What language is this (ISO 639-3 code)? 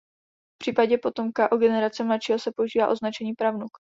ces